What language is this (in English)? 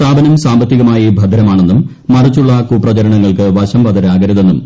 Malayalam